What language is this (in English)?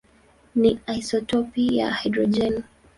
Swahili